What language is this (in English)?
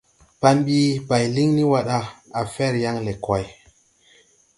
Tupuri